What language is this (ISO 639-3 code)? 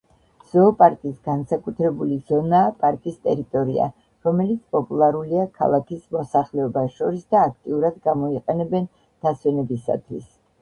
kat